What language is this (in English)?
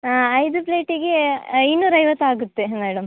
Kannada